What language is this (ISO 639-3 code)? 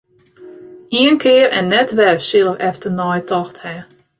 fry